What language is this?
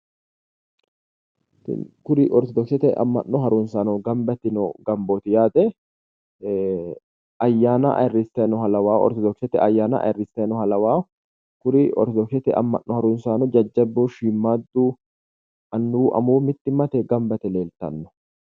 Sidamo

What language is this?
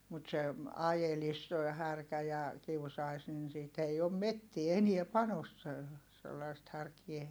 Finnish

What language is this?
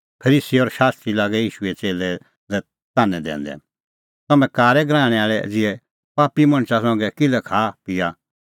Kullu Pahari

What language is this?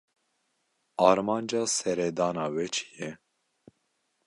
Kurdish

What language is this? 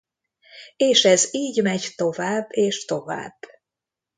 Hungarian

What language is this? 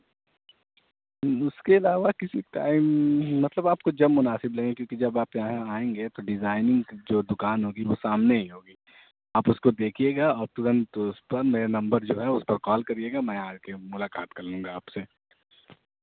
Urdu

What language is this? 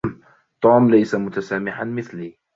Arabic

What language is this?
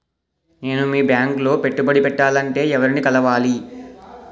Telugu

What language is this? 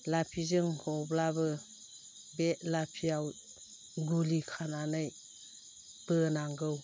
Bodo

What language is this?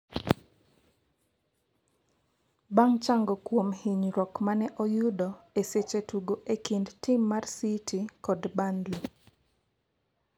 Luo (Kenya and Tanzania)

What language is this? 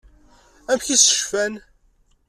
Kabyle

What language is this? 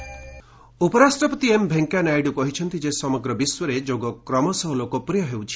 Odia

